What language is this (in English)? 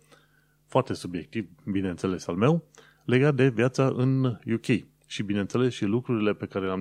Romanian